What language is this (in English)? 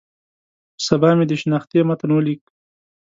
Pashto